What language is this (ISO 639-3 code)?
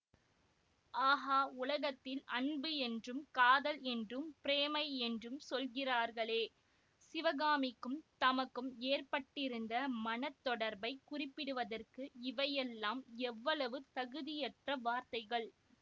tam